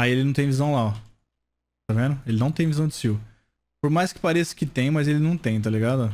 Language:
Portuguese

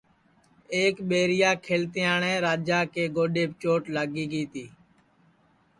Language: Sansi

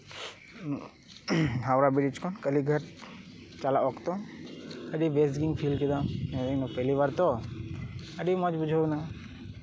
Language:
Santali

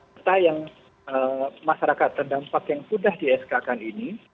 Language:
Indonesian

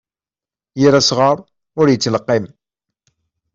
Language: Kabyle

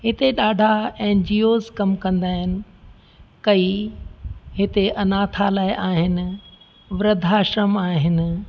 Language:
Sindhi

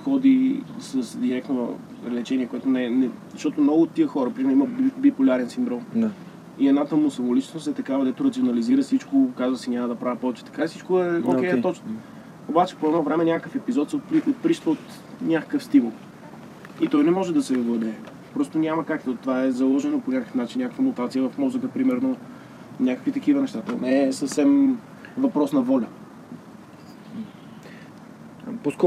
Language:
Bulgarian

